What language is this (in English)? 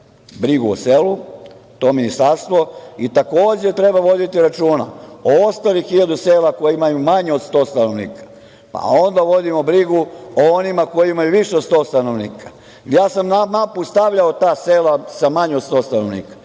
Serbian